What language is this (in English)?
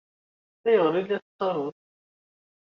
Kabyle